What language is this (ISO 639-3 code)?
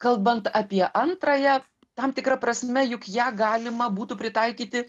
lit